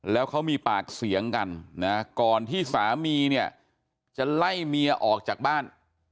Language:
Thai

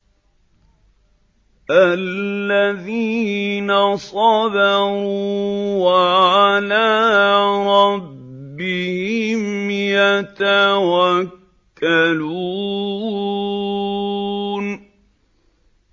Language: Arabic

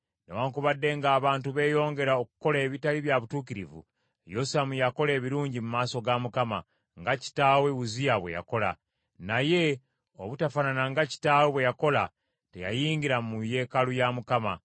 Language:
Ganda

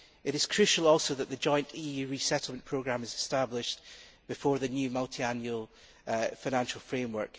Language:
English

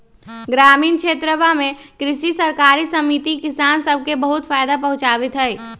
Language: Magahi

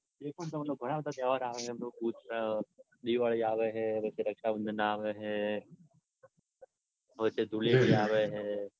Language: Gujarati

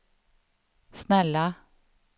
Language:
Swedish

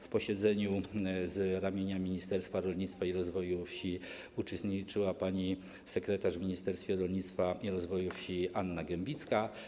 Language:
Polish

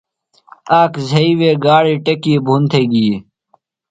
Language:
Phalura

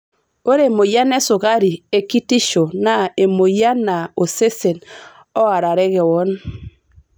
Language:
Masai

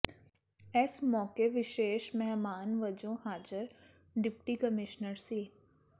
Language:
Punjabi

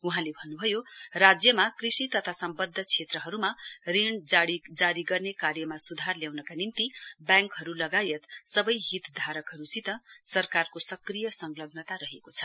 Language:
Nepali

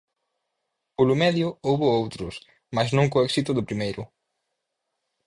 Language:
Galician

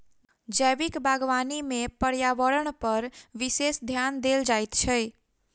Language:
Maithili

